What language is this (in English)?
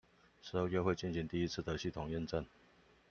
Chinese